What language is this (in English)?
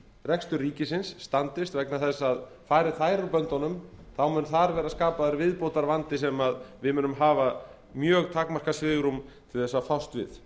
Icelandic